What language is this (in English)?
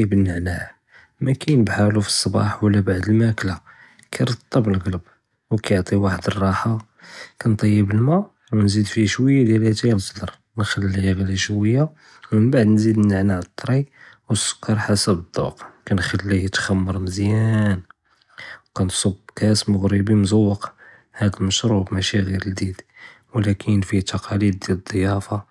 Judeo-Arabic